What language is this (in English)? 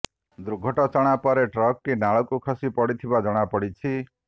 Odia